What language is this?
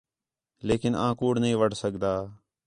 Khetrani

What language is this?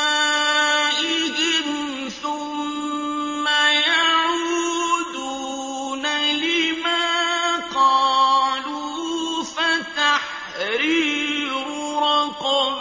Arabic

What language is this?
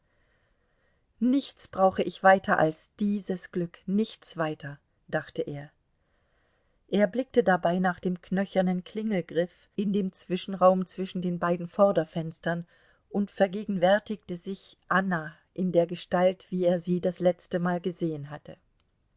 German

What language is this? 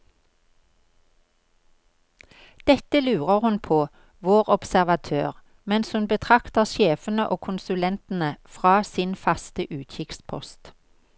Norwegian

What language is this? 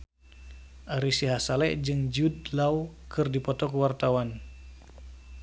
Sundanese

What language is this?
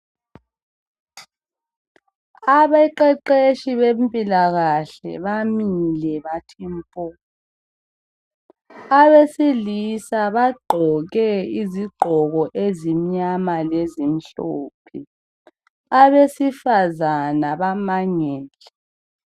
North Ndebele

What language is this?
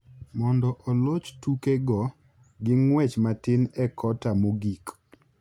Luo (Kenya and Tanzania)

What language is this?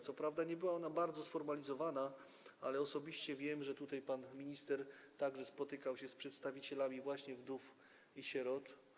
Polish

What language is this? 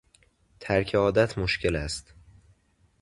Persian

